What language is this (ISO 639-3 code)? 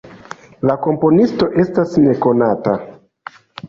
epo